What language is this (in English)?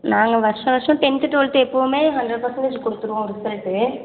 Tamil